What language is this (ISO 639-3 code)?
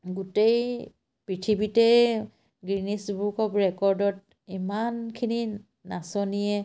asm